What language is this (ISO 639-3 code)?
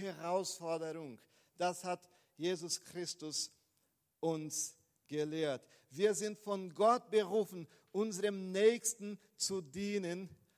deu